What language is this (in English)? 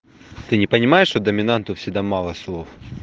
Russian